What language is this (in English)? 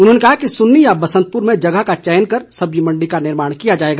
Hindi